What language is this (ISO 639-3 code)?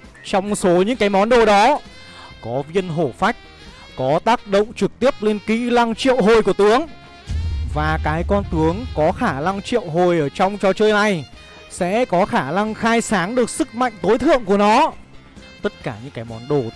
vie